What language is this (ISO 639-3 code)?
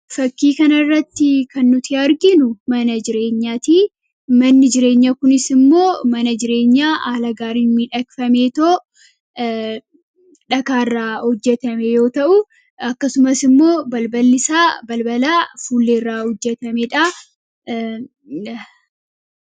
orm